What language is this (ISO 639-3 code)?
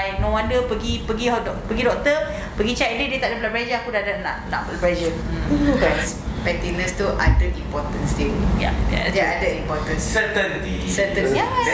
msa